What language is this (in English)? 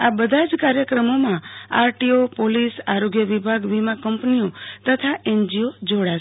Gujarati